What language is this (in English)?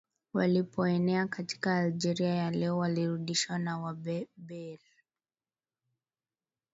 Swahili